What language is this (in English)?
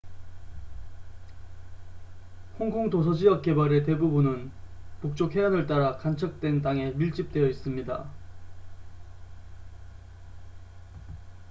Korean